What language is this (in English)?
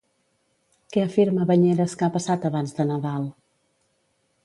Catalan